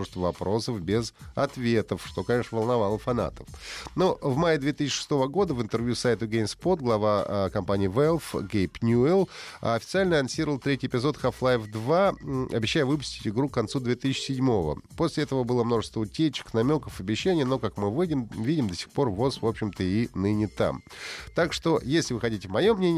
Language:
Russian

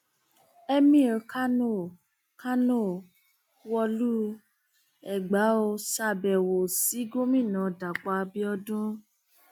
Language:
Yoruba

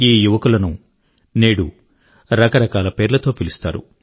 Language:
Telugu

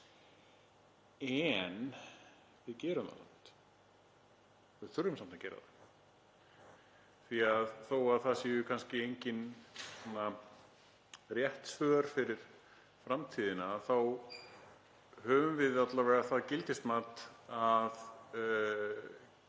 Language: Icelandic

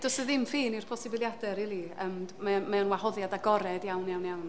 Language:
Welsh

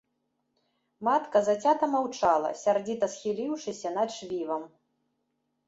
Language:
Belarusian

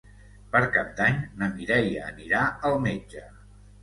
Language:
Catalan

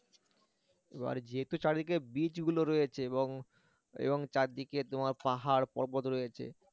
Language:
Bangla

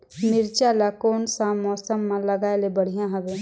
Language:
Chhattisgarhi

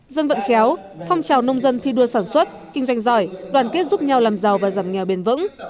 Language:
Vietnamese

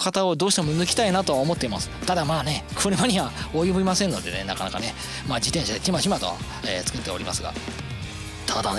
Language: Japanese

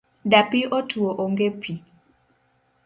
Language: Luo (Kenya and Tanzania)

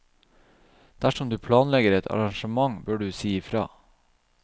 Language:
Norwegian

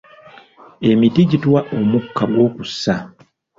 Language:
Ganda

